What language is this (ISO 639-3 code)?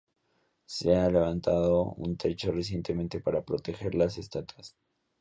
spa